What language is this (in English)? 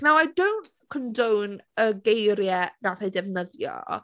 Welsh